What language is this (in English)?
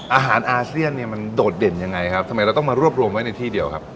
Thai